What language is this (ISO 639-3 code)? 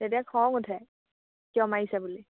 asm